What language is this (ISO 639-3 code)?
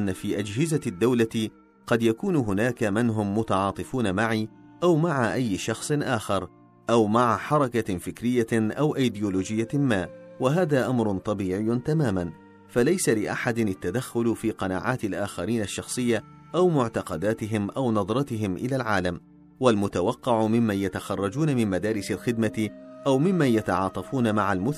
ara